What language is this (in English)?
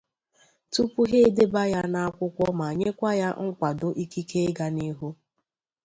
Igbo